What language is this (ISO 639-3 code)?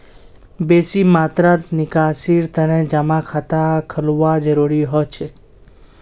mag